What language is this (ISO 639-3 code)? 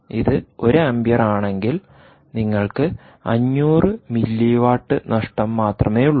mal